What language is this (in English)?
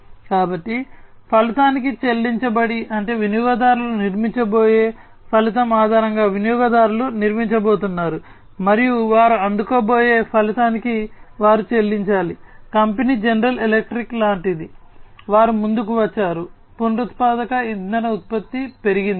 Telugu